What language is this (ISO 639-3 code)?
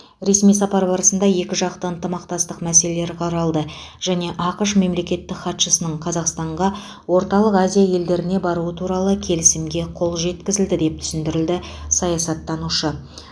kaz